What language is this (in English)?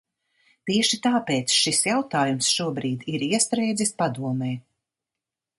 Latvian